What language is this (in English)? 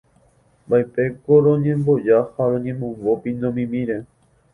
Guarani